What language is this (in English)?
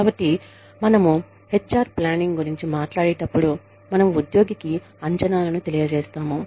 Telugu